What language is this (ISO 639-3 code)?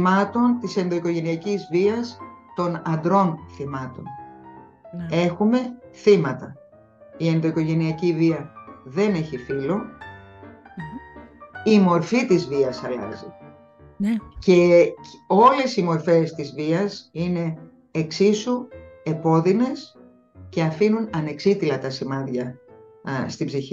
ell